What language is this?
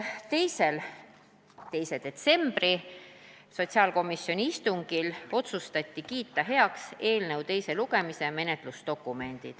Estonian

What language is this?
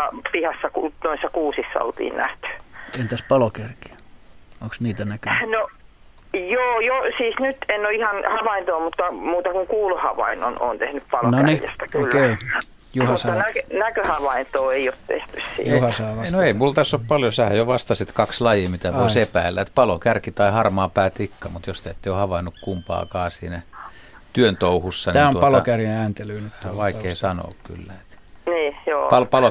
Finnish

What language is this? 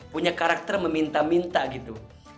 Indonesian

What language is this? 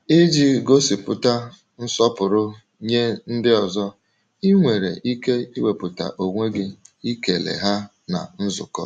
Igbo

